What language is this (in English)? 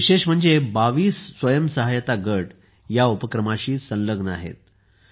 Marathi